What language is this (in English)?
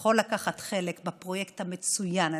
Hebrew